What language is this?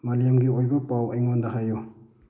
Manipuri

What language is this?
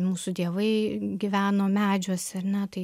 Lithuanian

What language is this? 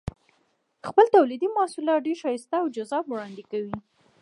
Pashto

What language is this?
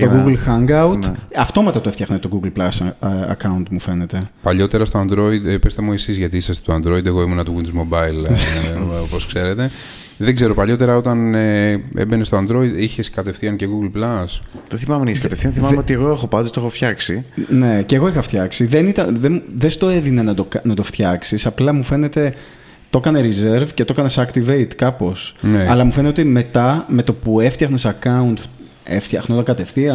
Greek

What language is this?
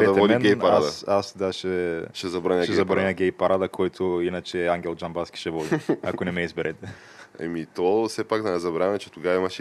Bulgarian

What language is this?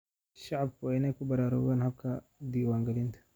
Somali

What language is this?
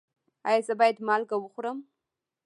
Pashto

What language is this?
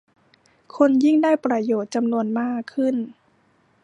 Thai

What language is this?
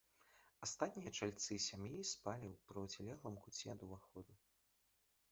Belarusian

